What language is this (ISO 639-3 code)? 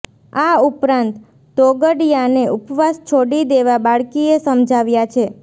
guj